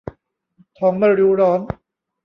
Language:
Thai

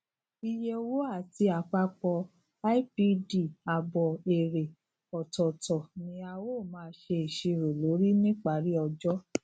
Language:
Yoruba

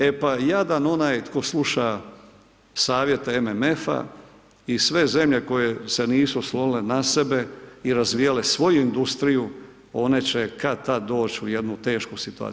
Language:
Croatian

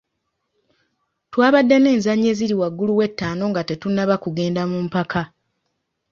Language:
Ganda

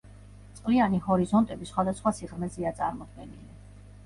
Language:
Georgian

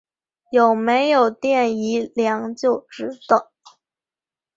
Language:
Chinese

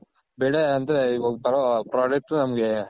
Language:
Kannada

